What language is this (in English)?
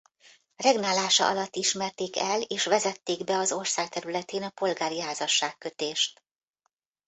Hungarian